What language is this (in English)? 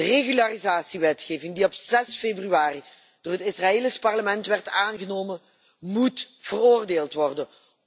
Dutch